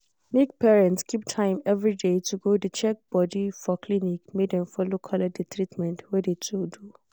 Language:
Nigerian Pidgin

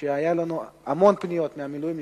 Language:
Hebrew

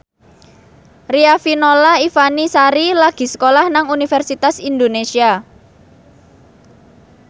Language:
Javanese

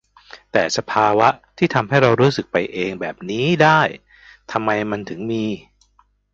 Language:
Thai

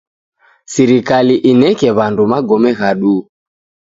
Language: Taita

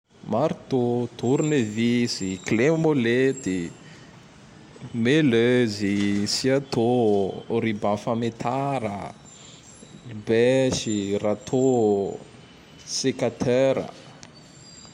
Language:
Tandroy-Mahafaly Malagasy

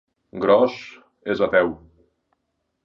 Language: Catalan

